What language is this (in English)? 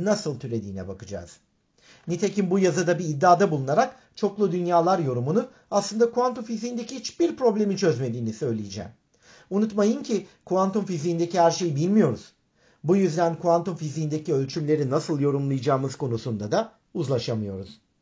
Turkish